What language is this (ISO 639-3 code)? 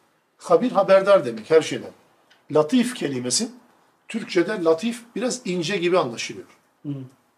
tur